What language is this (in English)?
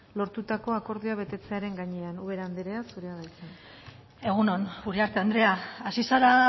Basque